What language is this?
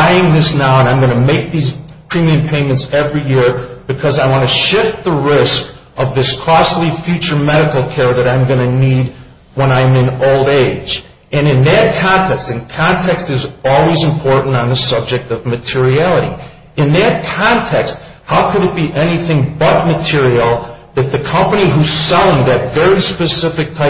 English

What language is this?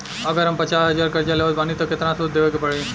Bhojpuri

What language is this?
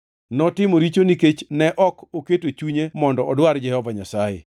Luo (Kenya and Tanzania)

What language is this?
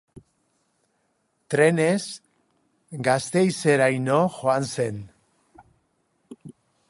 Basque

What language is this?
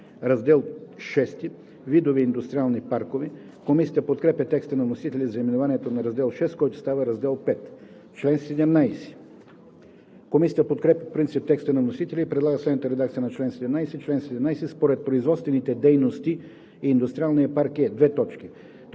Bulgarian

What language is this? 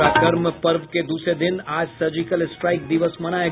Hindi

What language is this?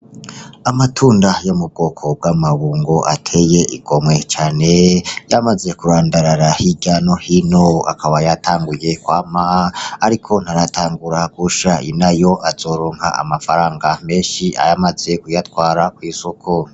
Rundi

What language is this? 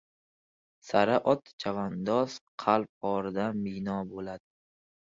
Uzbek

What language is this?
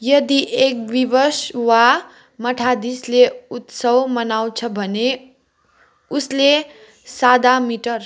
Nepali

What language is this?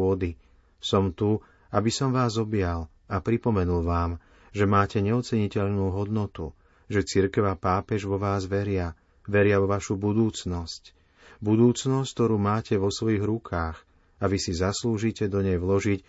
Slovak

